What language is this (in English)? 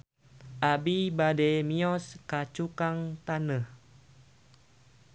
Sundanese